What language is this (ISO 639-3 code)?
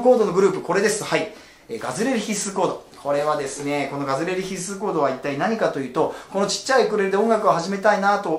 jpn